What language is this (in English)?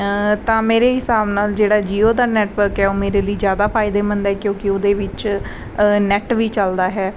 Punjabi